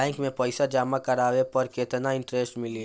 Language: Bhojpuri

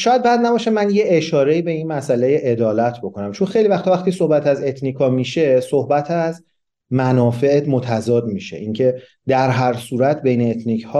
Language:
Persian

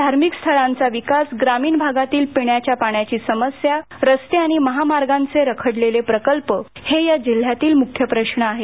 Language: Marathi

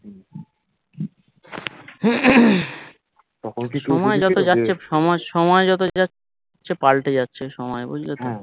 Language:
Bangla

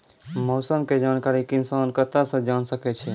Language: Maithili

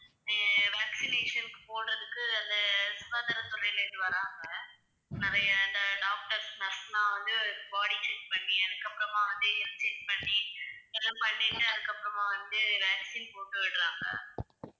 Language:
Tamil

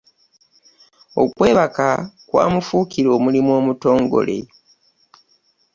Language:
Ganda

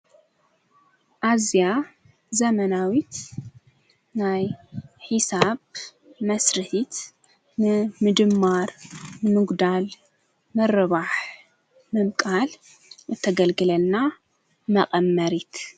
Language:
Tigrinya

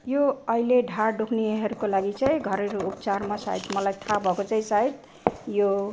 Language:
Nepali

